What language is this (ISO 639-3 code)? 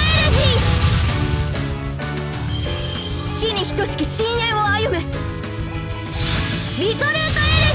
jpn